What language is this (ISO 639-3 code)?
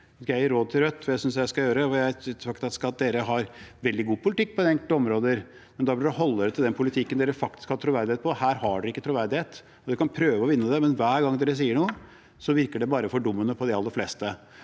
nor